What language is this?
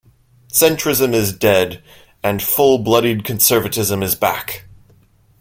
English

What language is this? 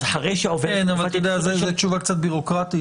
Hebrew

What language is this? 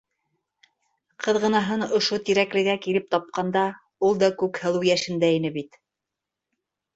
Bashkir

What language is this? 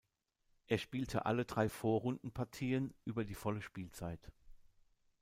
German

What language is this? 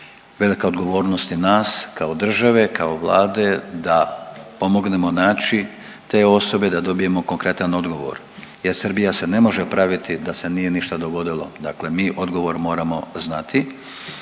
Croatian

